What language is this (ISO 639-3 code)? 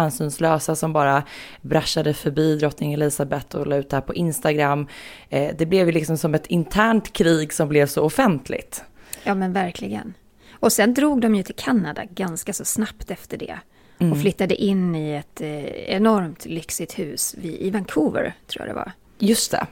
swe